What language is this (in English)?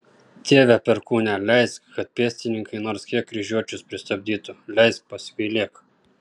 Lithuanian